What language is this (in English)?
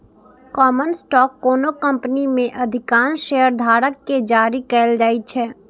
Maithili